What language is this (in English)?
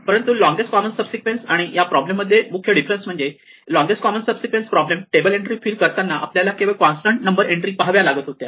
Marathi